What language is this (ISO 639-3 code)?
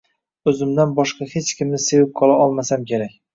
uzb